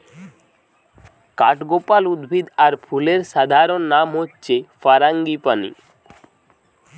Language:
Bangla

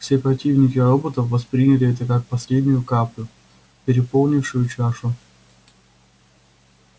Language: Russian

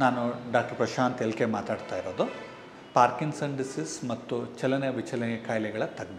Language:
Hindi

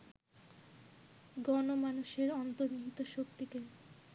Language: Bangla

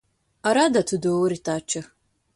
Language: Latvian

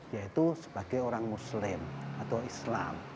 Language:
Indonesian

